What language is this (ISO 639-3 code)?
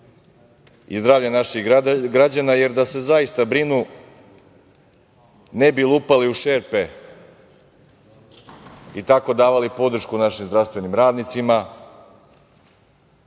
srp